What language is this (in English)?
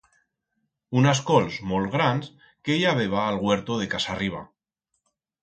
Aragonese